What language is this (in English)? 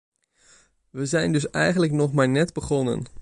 Dutch